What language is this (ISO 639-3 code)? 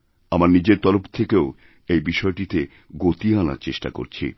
ben